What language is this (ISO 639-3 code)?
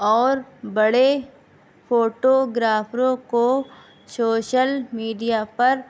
urd